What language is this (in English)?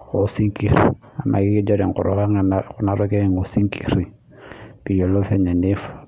Masai